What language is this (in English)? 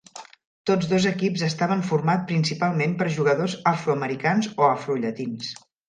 Catalan